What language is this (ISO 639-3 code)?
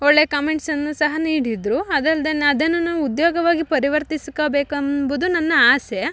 kan